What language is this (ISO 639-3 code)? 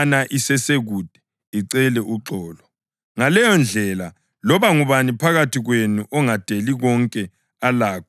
nde